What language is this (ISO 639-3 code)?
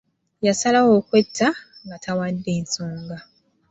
lug